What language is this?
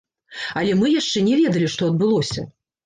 Belarusian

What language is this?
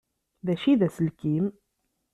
Kabyle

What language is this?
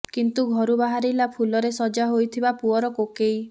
Odia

